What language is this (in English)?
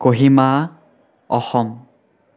Assamese